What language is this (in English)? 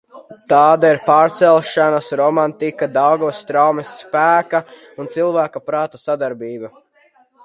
Latvian